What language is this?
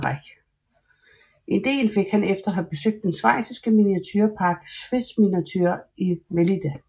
Danish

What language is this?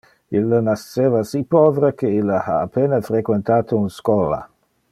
Interlingua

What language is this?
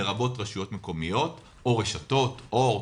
Hebrew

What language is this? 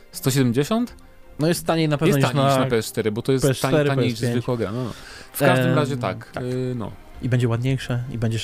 Polish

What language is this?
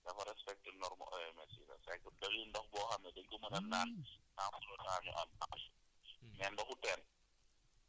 Wolof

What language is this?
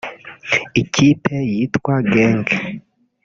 Kinyarwanda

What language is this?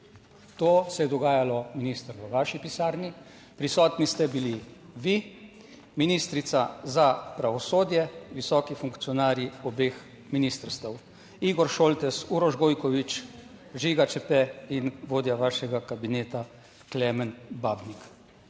Slovenian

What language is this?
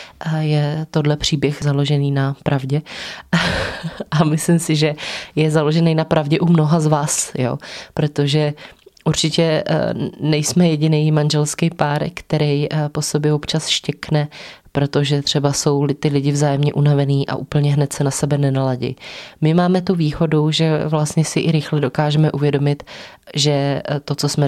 Czech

